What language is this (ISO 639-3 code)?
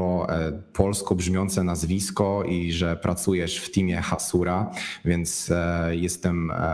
pol